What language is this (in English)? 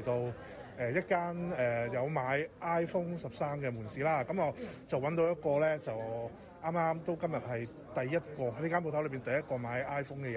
Chinese